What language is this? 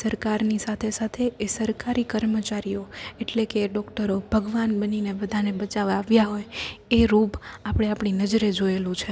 Gujarati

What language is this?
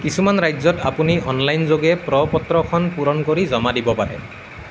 Assamese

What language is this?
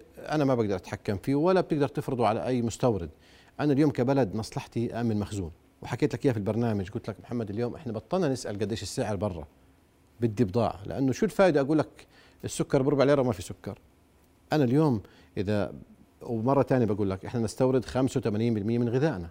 Arabic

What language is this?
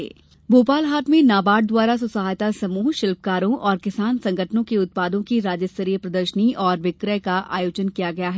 Hindi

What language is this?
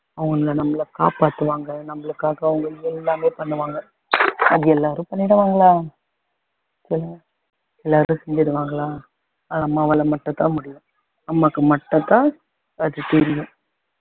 Tamil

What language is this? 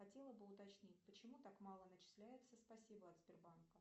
Russian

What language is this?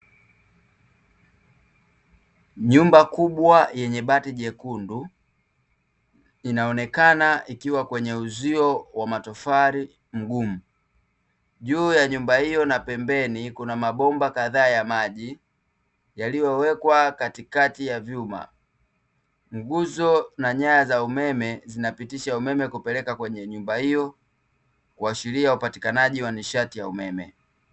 Swahili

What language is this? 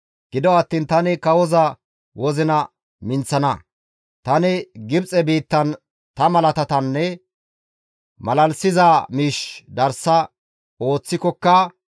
Gamo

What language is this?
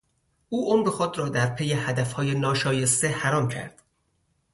Persian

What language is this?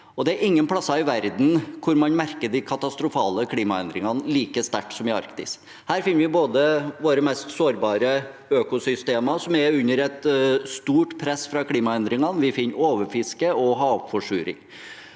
Norwegian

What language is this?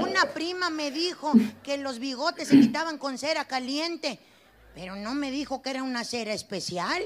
Spanish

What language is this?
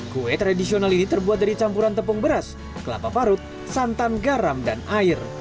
Indonesian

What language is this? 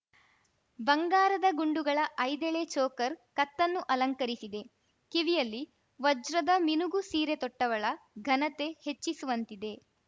Kannada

